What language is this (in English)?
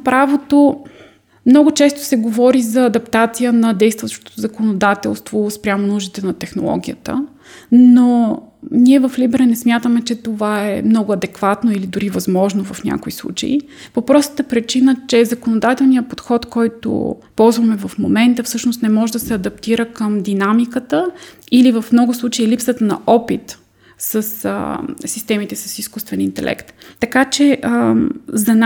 Bulgarian